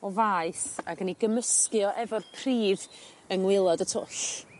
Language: Welsh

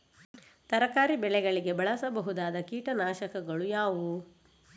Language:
Kannada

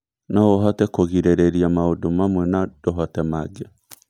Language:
Kikuyu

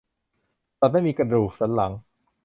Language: Thai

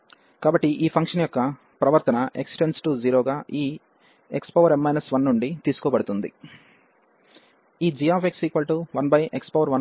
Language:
Telugu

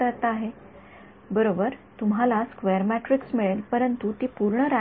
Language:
Marathi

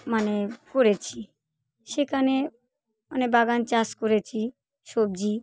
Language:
Bangla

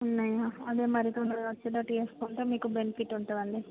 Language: Telugu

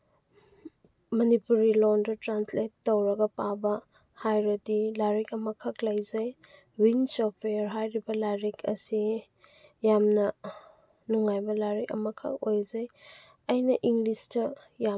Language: Manipuri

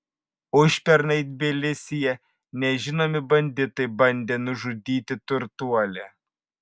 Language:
Lithuanian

